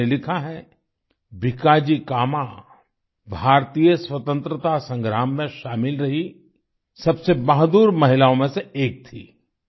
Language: Hindi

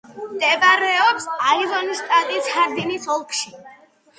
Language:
Georgian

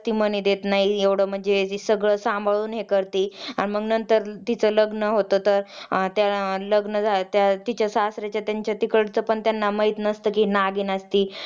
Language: Marathi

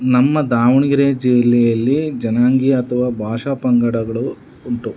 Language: Kannada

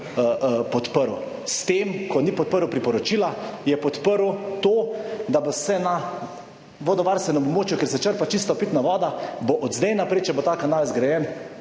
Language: Slovenian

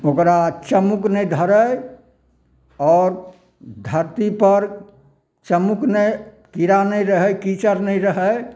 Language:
Maithili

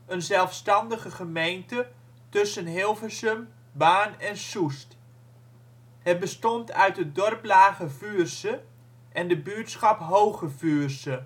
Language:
Dutch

